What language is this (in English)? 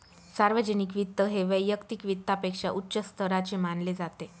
Marathi